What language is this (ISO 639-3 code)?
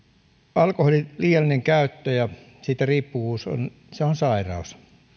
fin